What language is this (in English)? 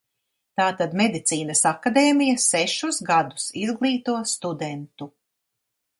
Latvian